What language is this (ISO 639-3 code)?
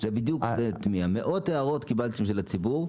heb